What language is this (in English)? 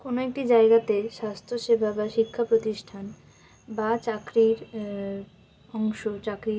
Bangla